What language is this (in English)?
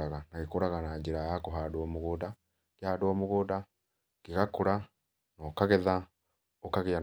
Kikuyu